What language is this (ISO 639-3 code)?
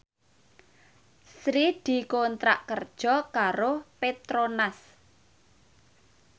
jav